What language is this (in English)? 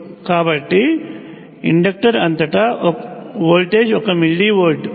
Telugu